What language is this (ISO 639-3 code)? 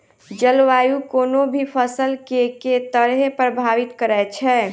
mai